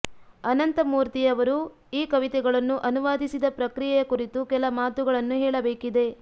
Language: Kannada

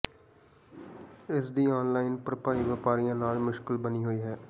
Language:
Punjabi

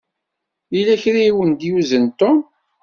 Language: Kabyle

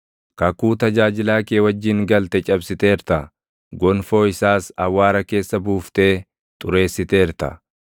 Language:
Oromo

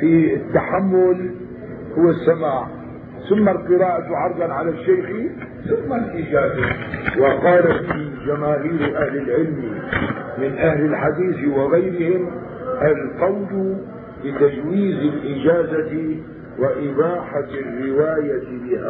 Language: Arabic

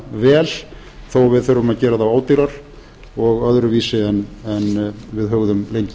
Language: Icelandic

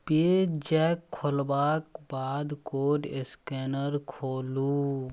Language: Maithili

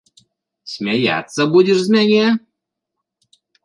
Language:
Belarusian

